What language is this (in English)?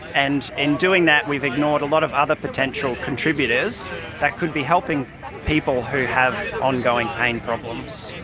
English